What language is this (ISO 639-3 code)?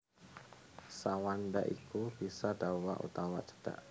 jav